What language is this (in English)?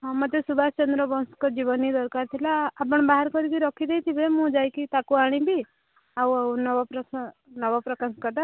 Odia